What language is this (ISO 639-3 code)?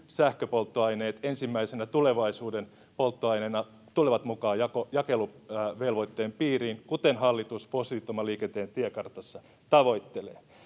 fin